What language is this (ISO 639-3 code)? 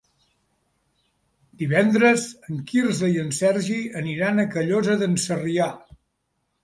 cat